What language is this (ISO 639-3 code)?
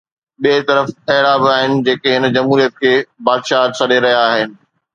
snd